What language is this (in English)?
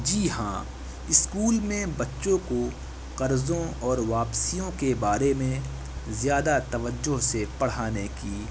Urdu